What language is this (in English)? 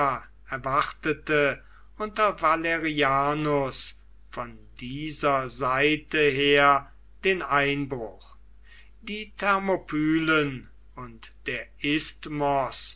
German